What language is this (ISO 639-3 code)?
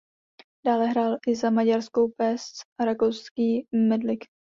ces